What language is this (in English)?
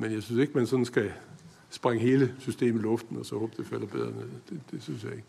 Danish